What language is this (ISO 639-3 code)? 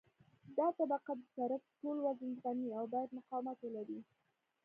pus